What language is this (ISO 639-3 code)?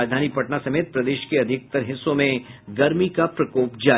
hin